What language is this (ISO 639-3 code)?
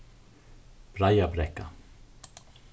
fao